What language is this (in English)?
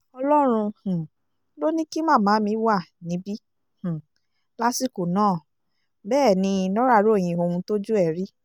Yoruba